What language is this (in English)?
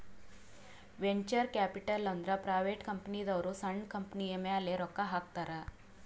Kannada